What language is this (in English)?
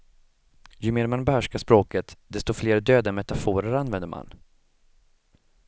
Swedish